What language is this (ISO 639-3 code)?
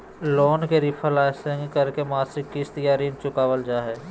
mag